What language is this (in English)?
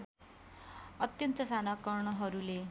Nepali